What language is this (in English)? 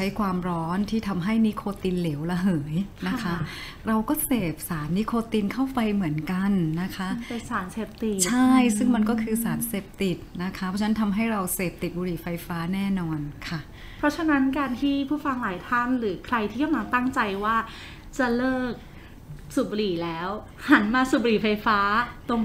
Thai